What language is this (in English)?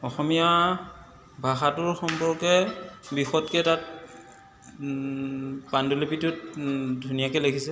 Assamese